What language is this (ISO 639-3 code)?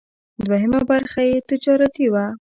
pus